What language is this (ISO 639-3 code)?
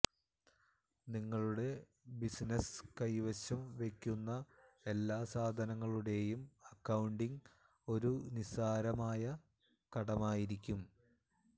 mal